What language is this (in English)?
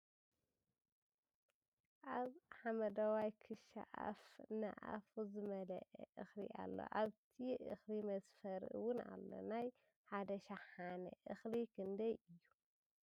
Tigrinya